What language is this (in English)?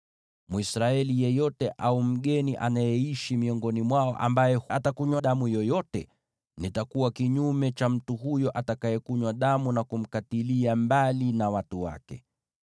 Swahili